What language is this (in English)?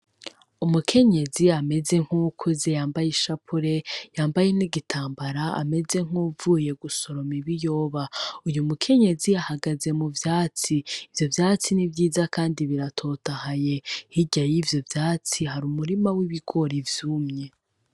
Rundi